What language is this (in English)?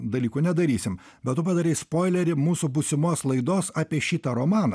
Lithuanian